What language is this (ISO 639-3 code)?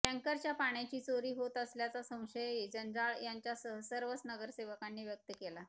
mar